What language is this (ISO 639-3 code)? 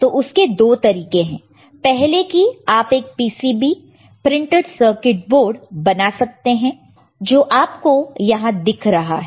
hin